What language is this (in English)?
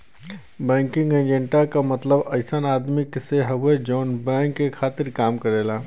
Bhojpuri